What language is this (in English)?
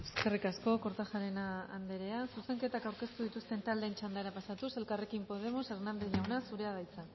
Basque